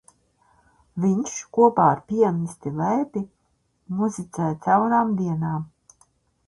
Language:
Latvian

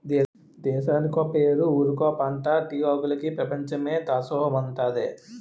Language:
Telugu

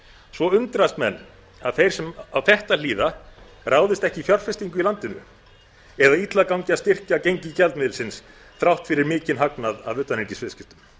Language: Icelandic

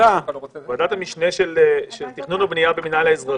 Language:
Hebrew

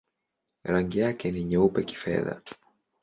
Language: Swahili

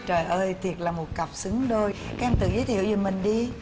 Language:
Vietnamese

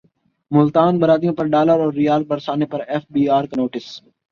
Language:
Urdu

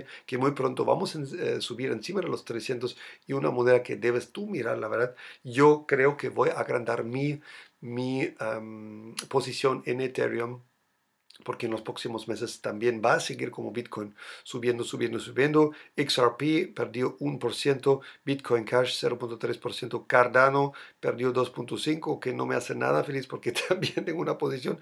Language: Spanish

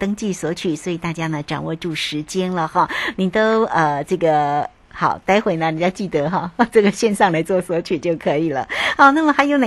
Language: Chinese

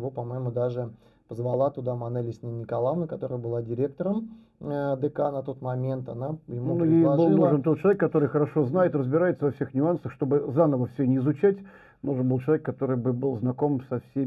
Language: Russian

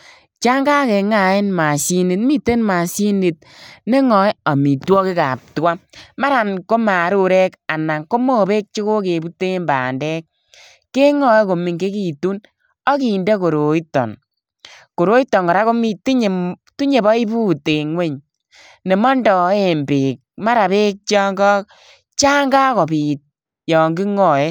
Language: Kalenjin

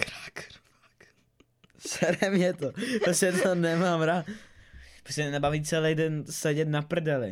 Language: Czech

